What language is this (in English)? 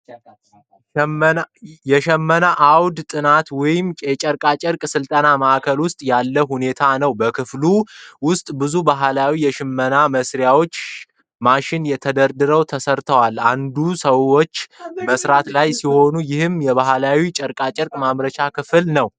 Amharic